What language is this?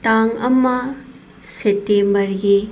Manipuri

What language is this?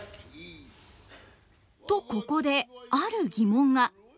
Japanese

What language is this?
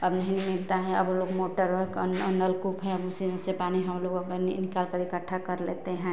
Hindi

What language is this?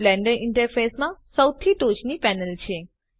Gujarati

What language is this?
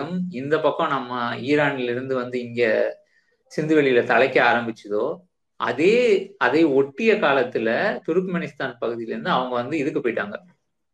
Tamil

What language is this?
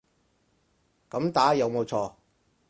Cantonese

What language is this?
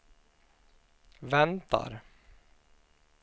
Swedish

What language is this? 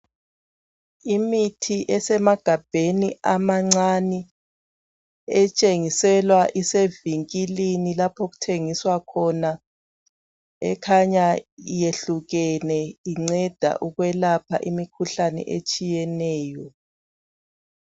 North Ndebele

